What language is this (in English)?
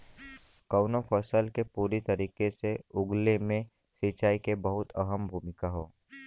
Bhojpuri